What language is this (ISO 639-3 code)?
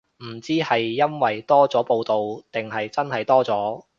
yue